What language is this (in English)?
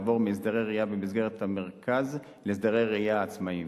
Hebrew